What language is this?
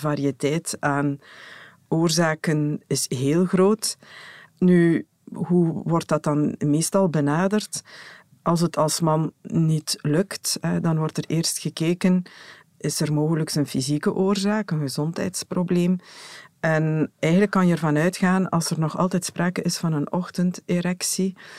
Dutch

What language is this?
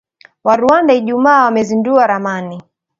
Swahili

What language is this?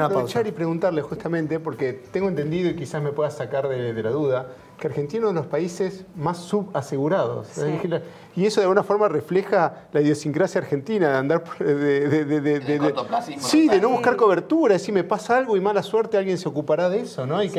Spanish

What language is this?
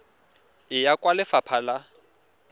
Tswana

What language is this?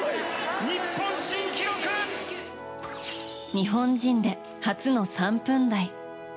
Japanese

